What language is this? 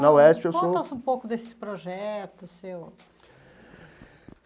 Portuguese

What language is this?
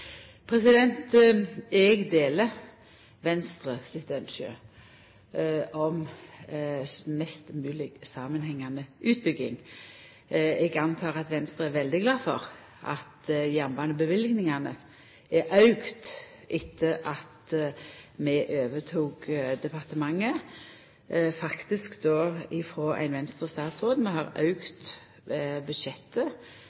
Norwegian Nynorsk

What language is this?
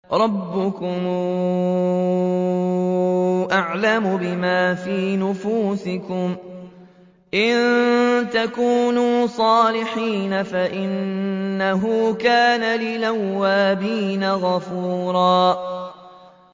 Arabic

